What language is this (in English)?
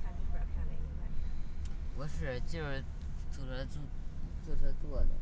Chinese